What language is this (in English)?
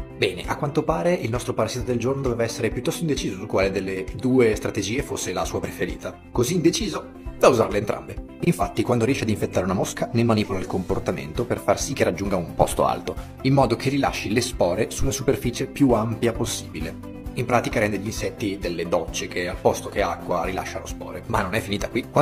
Italian